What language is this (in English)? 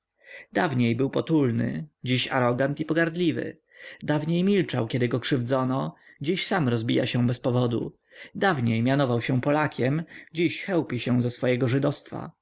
Polish